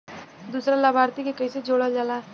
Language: Bhojpuri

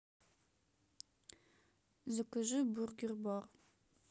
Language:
Russian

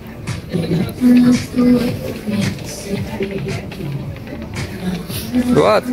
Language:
Arabic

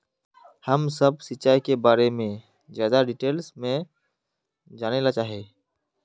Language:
Magahi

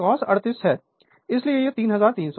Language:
Hindi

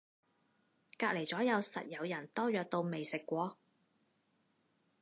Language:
Cantonese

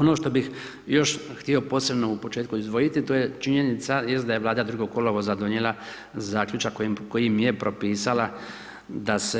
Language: Croatian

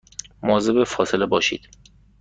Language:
Persian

